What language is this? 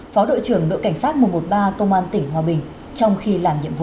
Vietnamese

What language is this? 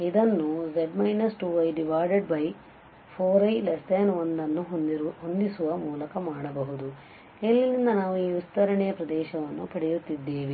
Kannada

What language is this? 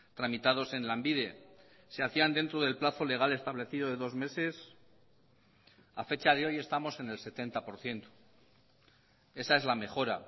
Spanish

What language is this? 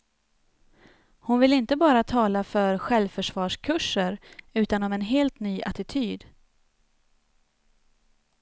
Swedish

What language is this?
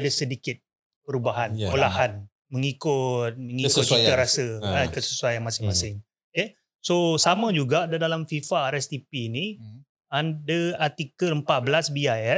Malay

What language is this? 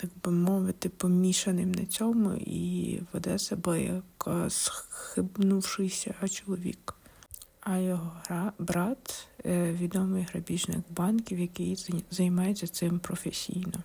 Ukrainian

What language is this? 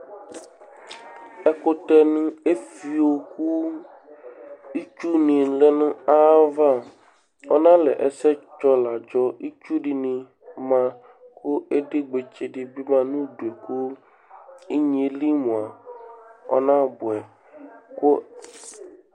Ikposo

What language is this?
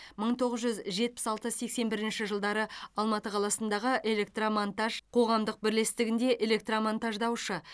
Kazakh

